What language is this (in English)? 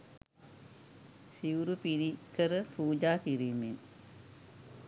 Sinhala